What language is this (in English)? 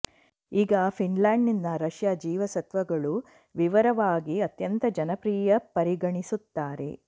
Kannada